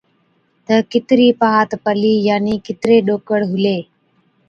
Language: Od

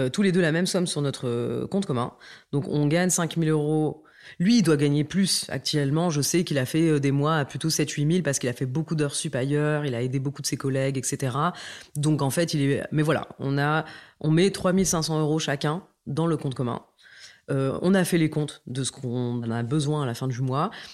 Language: French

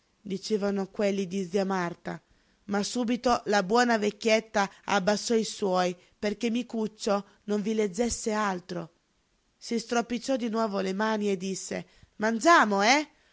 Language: Italian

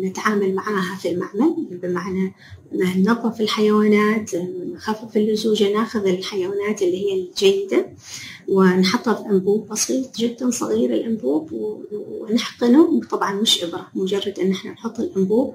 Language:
Arabic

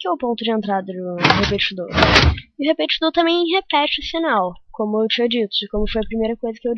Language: Portuguese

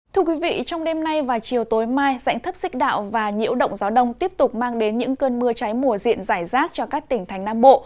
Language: Vietnamese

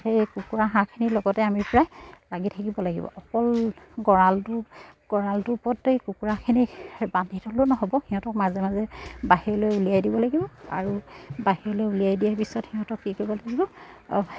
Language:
Assamese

